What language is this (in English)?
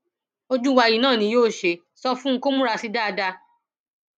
Yoruba